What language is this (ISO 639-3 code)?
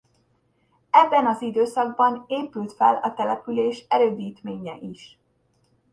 hun